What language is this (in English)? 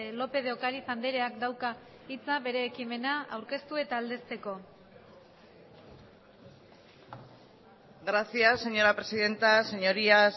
Basque